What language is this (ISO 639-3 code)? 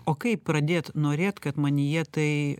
lit